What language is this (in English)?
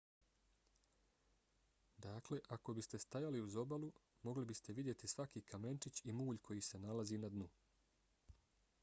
Bosnian